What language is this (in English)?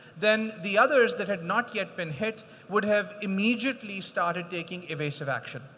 English